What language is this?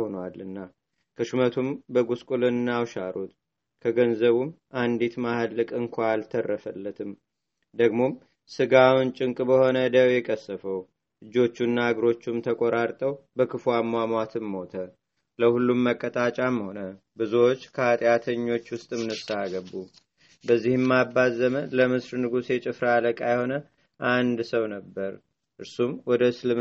Amharic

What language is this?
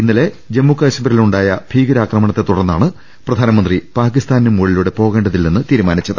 Malayalam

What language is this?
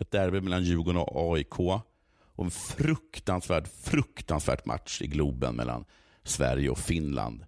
Swedish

